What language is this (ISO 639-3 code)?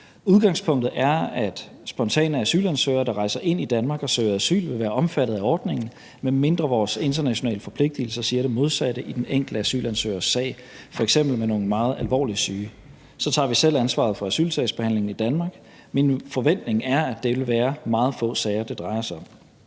dan